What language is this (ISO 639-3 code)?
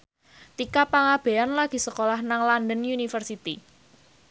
jav